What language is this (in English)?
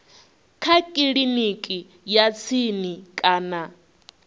Venda